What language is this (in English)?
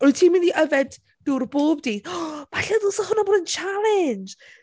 Welsh